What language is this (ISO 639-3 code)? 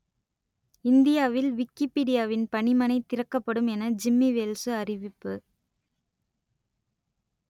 tam